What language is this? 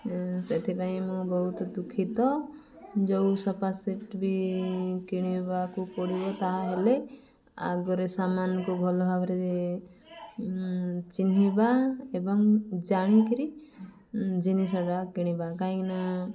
Odia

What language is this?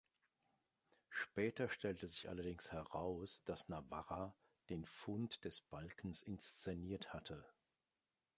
German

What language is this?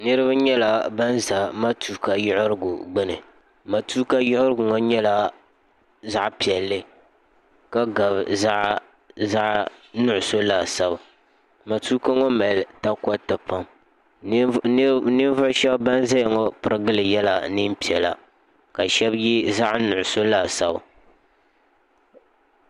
Dagbani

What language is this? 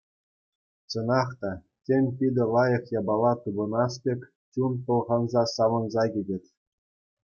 Chuvash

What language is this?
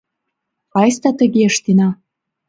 Mari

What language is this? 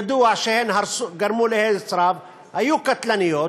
Hebrew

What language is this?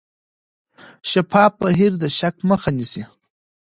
Pashto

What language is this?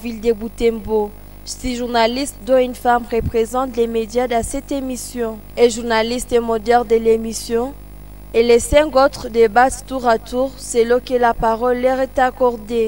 French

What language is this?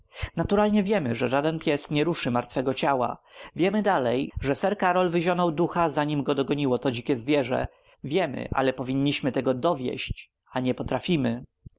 Polish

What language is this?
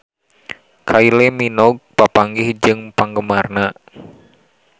Sundanese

